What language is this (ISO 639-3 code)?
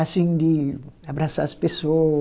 por